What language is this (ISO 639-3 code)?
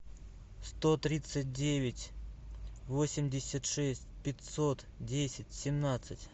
rus